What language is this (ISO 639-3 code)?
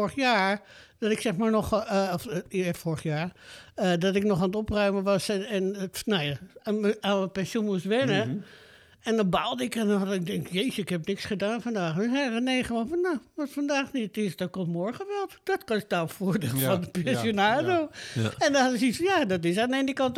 nld